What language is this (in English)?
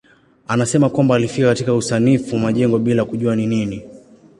Swahili